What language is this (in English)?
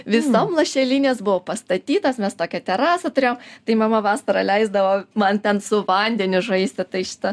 Lithuanian